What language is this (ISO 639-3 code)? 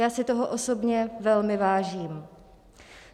ces